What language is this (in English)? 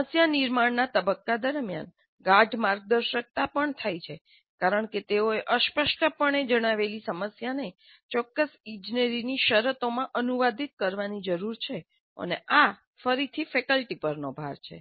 Gujarati